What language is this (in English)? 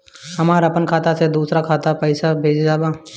Bhojpuri